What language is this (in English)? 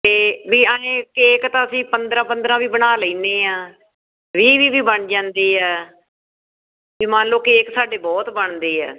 Punjabi